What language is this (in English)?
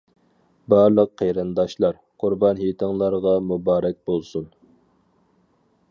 Uyghur